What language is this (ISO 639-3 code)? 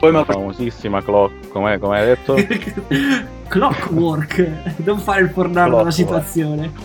ita